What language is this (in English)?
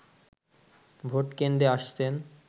Bangla